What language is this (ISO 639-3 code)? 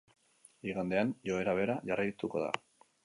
eus